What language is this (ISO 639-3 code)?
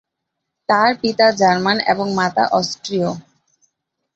ben